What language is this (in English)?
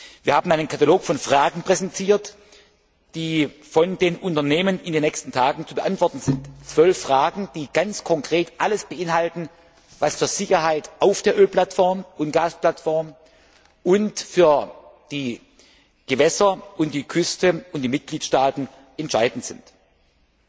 German